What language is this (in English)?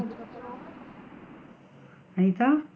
Tamil